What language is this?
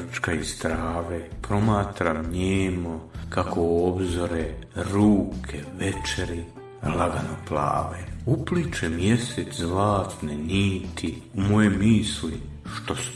Croatian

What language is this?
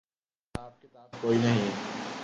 Urdu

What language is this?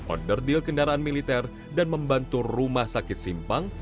Indonesian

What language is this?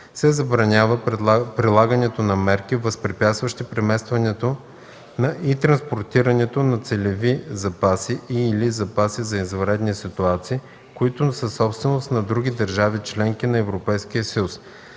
Bulgarian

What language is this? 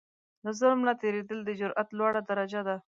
Pashto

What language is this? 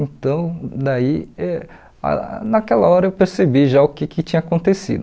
Portuguese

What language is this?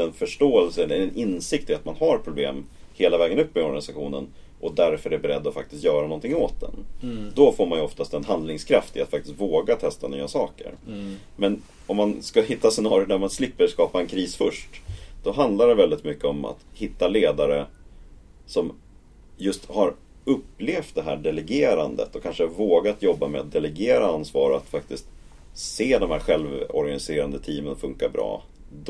Swedish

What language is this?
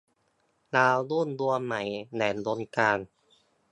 Thai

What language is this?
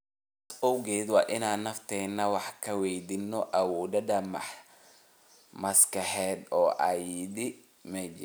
Somali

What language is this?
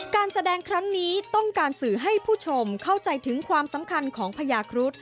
Thai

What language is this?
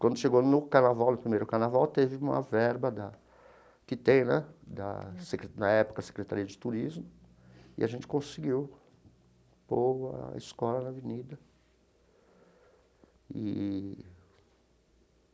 Portuguese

